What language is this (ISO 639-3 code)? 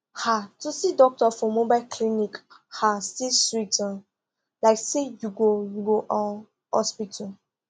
pcm